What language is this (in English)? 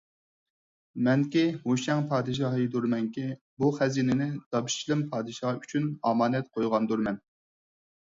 Uyghur